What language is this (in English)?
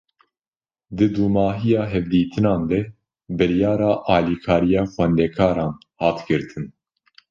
Kurdish